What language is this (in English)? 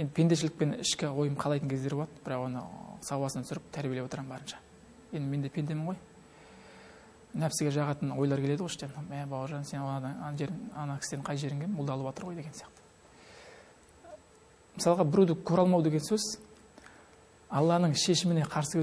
Turkish